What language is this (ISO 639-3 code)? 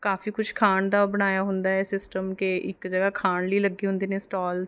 pan